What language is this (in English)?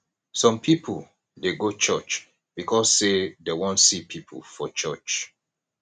Nigerian Pidgin